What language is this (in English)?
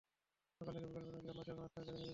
Bangla